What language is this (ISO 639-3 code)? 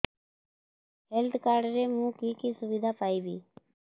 ori